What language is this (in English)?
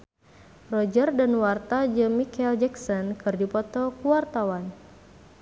Sundanese